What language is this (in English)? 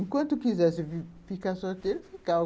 Portuguese